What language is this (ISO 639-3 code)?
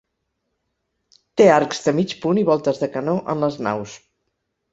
cat